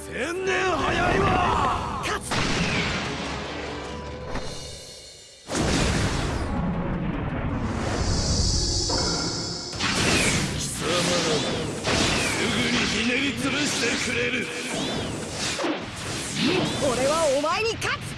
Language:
Japanese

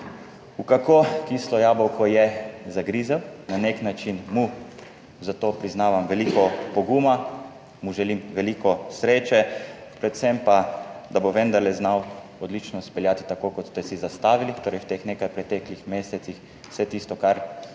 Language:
Slovenian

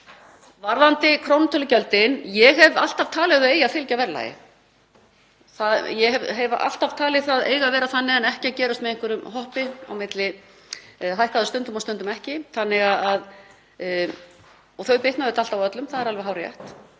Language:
Icelandic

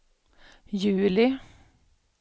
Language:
Swedish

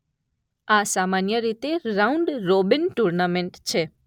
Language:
Gujarati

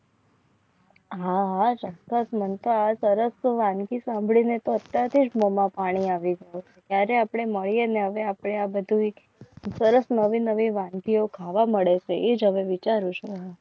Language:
Gujarati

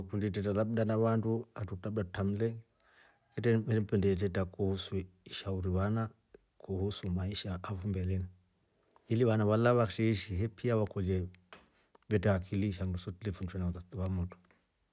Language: Rombo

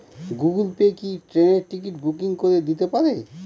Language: Bangla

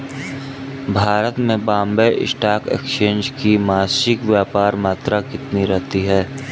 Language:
Hindi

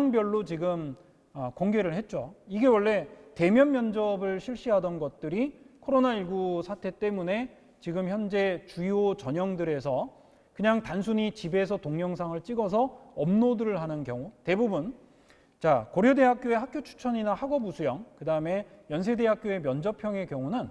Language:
Korean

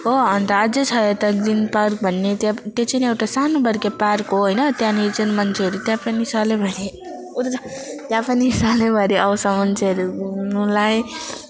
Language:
Nepali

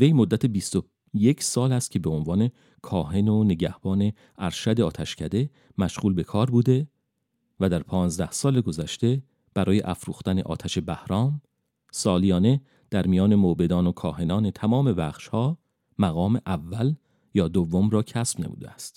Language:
Persian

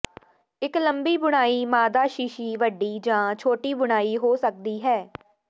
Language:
Punjabi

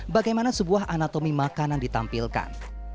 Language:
Indonesian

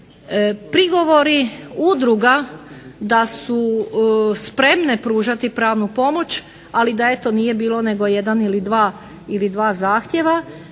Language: Croatian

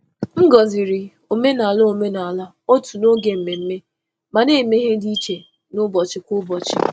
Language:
Igbo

